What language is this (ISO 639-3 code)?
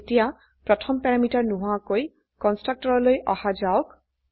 asm